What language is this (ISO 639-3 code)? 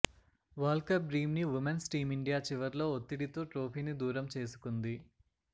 tel